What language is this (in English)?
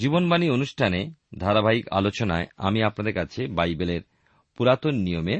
Bangla